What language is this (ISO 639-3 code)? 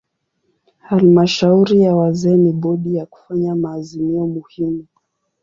swa